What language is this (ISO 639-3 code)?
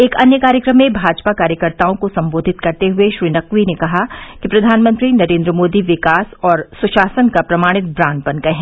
hin